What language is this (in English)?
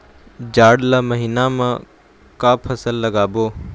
Chhattisgarhi